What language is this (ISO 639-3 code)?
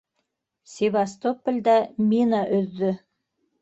bak